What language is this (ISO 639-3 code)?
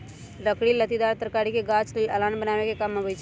mag